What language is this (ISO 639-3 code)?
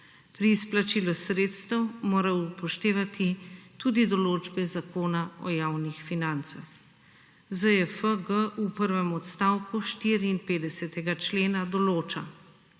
slv